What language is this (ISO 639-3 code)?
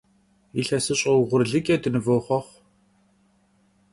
kbd